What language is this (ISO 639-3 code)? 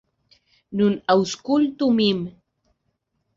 epo